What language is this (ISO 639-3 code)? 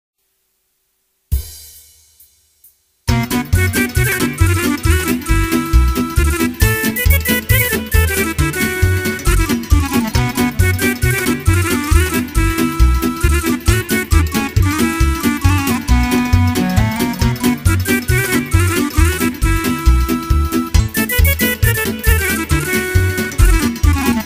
ron